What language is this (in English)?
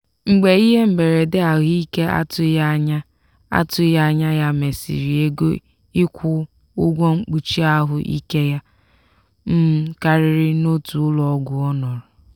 Igbo